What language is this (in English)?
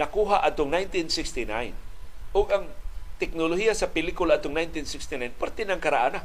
Filipino